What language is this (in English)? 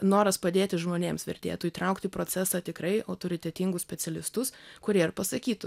Lithuanian